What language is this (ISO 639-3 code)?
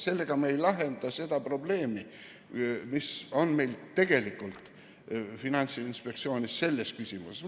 est